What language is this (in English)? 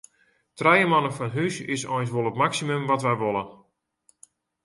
Western Frisian